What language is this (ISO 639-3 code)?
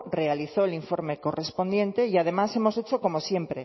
spa